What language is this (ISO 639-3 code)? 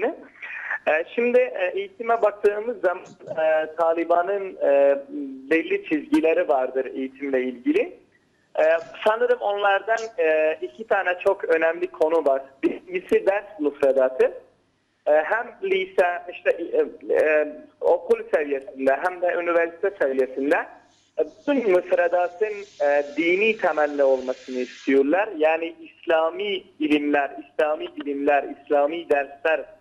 tur